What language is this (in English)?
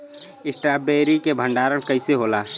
Bhojpuri